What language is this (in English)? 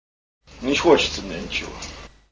Russian